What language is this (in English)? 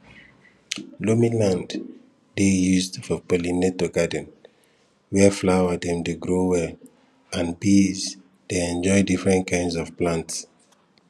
Nigerian Pidgin